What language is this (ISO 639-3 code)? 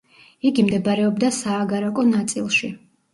kat